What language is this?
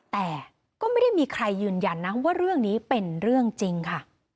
Thai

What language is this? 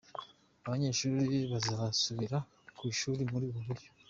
Kinyarwanda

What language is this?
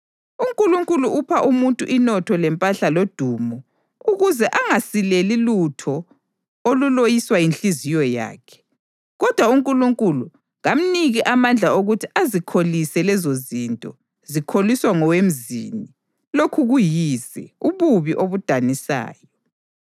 North Ndebele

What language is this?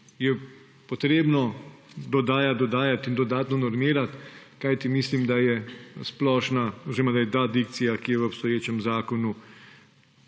Slovenian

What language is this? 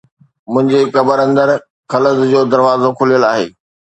Sindhi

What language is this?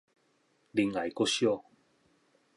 Min Nan Chinese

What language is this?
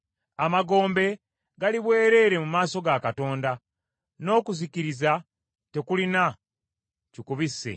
Ganda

